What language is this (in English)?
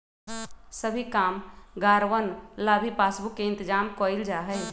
Magahi